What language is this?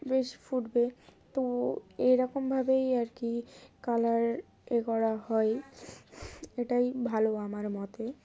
Bangla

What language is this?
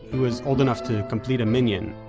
English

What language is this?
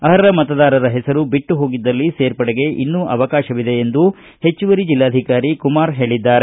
Kannada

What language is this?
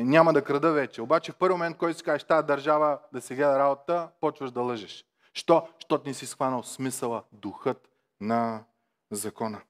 Bulgarian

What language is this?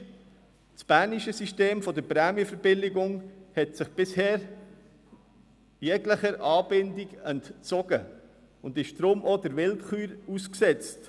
Swiss German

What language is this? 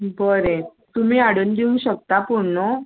Konkani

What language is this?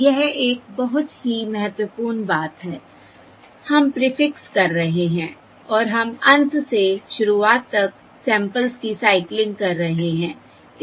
Hindi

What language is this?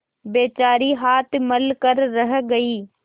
Hindi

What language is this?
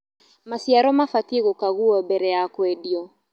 Kikuyu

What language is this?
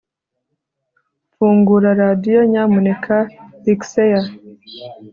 Kinyarwanda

